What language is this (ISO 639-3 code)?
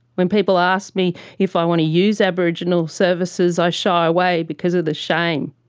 eng